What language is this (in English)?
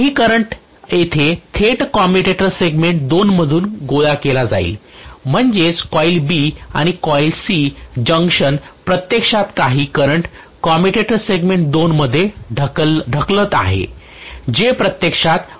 Marathi